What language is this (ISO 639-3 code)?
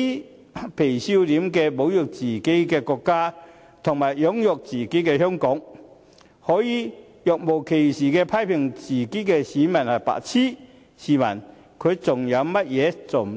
yue